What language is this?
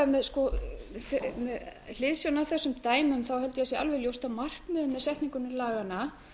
Icelandic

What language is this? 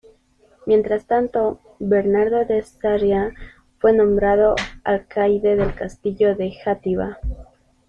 Spanish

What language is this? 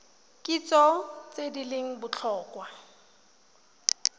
Tswana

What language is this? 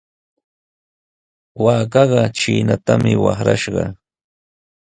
Sihuas Ancash Quechua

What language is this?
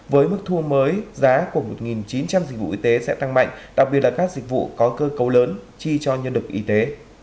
Vietnamese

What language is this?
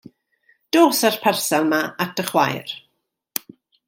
Welsh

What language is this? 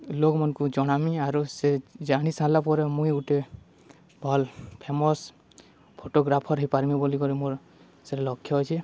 Odia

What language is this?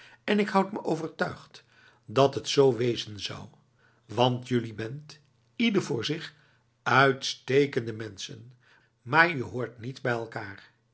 Dutch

